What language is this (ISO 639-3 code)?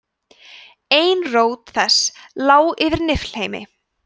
isl